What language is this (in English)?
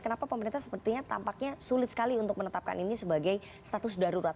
Indonesian